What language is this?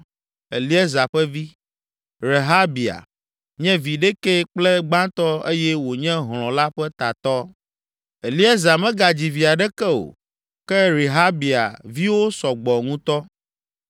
Ewe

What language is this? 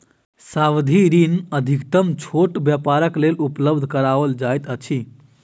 Maithili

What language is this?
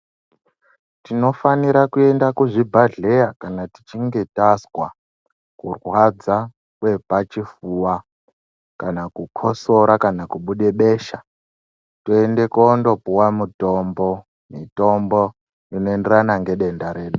Ndau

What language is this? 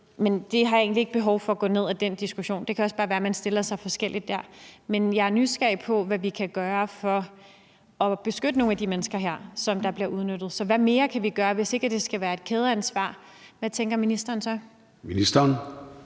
Danish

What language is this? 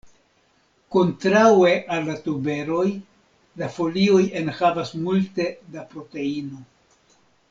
Esperanto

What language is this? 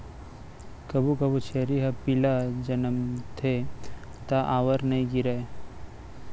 Chhattisgarhi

